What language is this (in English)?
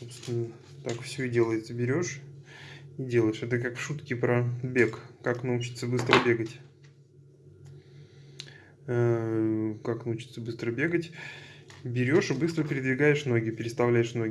Russian